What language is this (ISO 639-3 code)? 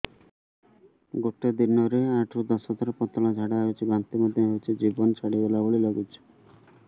ori